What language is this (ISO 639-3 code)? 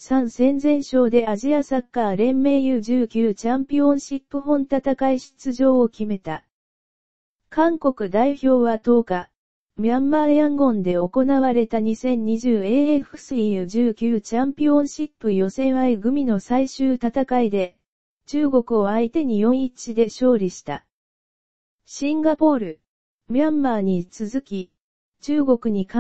jpn